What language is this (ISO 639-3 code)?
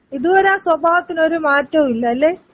mal